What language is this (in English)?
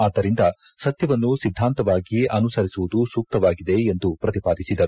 Kannada